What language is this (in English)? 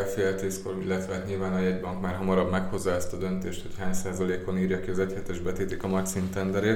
Hungarian